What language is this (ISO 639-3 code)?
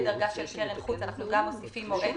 heb